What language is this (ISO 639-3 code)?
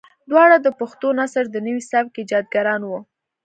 pus